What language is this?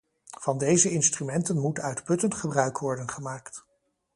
Dutch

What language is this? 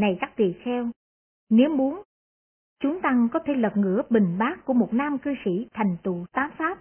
Vietnamese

